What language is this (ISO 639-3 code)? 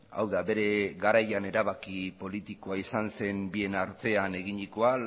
eus